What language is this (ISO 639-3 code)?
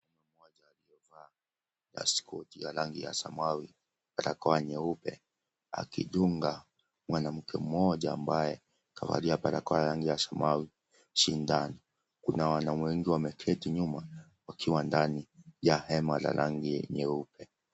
swa